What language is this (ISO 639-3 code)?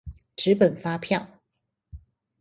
zho